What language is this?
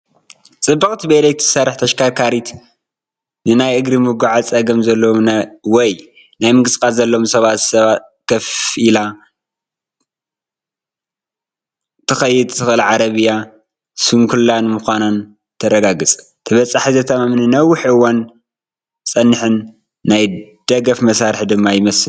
Tigrinya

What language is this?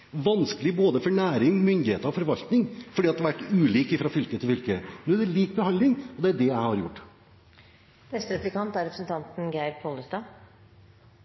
Norwegian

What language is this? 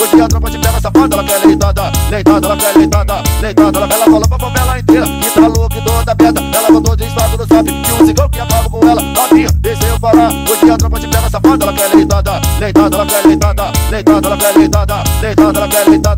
Portuguese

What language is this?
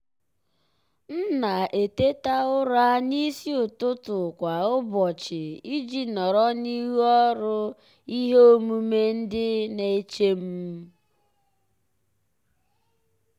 Igbo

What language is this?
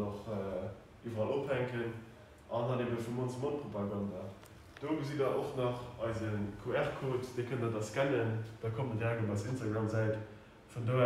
German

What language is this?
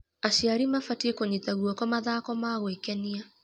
Kikuyu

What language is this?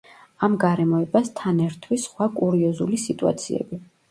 Georgian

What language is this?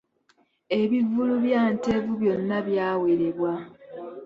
Ganda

